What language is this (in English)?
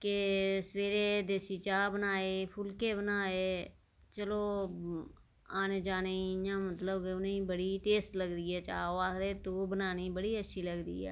Dogri